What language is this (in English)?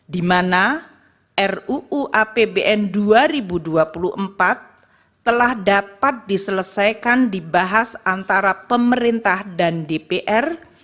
Indonesian